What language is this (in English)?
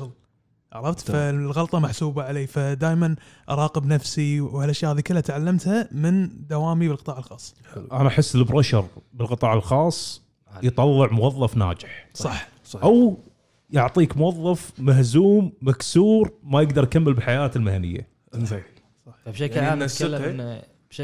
Arabic